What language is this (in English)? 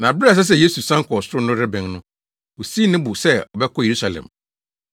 Akan